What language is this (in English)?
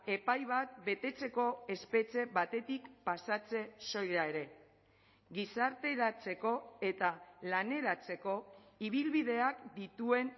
Basque